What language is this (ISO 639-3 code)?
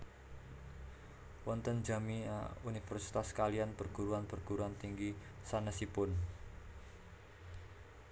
jav